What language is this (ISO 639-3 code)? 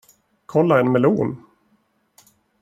swe